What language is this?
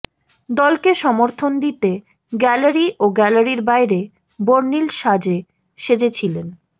Bangla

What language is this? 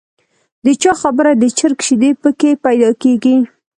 Pashto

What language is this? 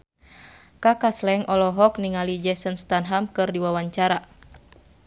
Sundanese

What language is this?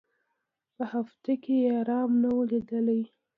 Pashto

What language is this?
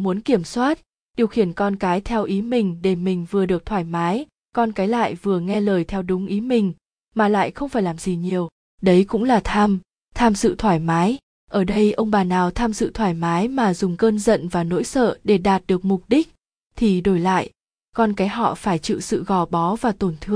Vietnamese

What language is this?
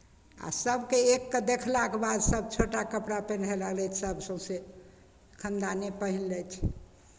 Maithili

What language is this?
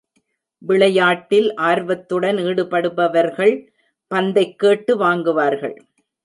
Tamil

